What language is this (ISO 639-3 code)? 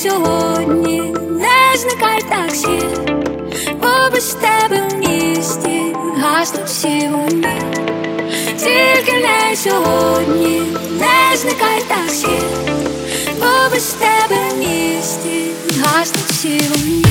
ukr